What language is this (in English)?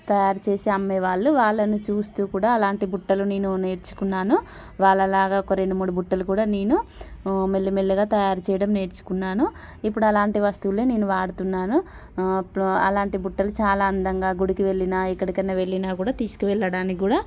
Telugu